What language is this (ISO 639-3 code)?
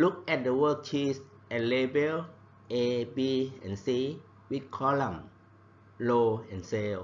tha